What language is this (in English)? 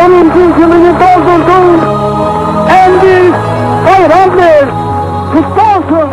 Turkish